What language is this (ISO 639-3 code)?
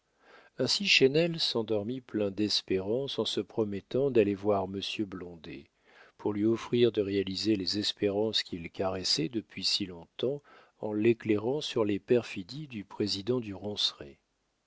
fra